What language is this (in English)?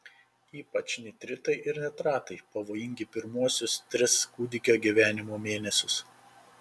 Lithuanian